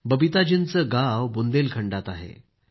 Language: Marathi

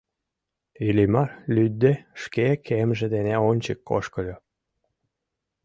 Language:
Mari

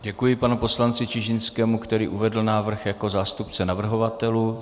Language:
Czech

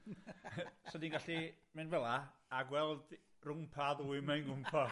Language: Welsh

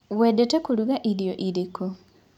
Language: Kikuyu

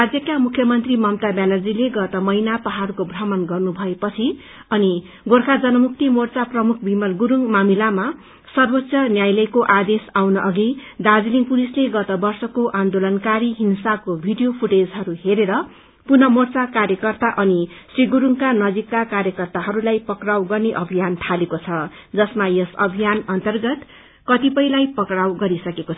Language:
Nepali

